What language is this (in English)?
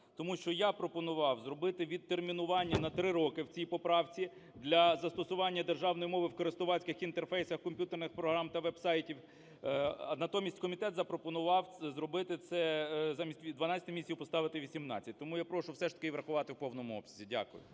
Ukrainian